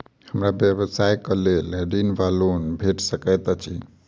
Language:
Maithili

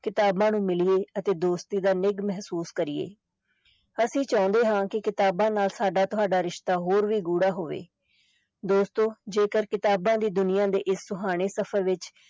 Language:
Punjabi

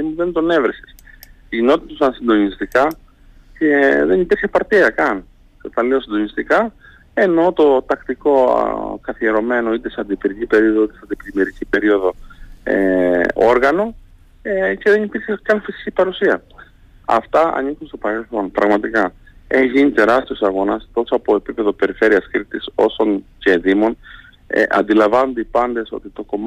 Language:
Greek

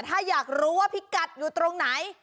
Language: Thai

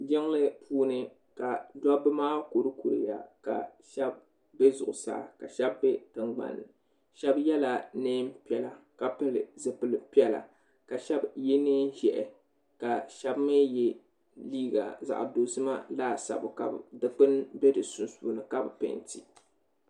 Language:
Dagbani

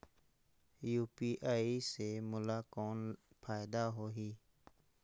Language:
Chhattisgarhi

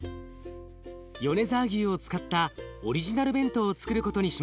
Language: Japanese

